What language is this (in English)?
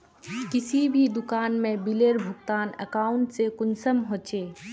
Magahi